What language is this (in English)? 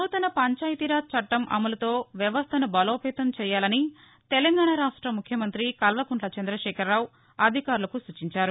Telugu